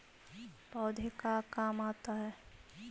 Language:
Magahi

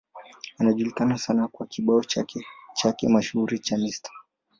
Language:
Swahili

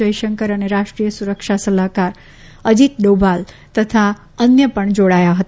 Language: Gujarati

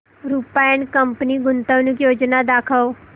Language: Marathi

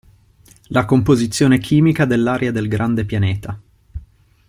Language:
Italian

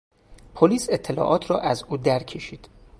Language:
Persian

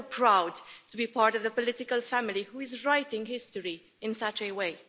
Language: English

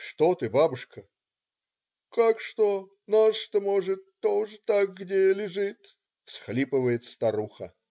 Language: Russian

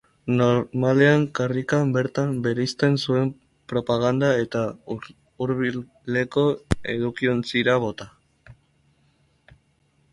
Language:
Basque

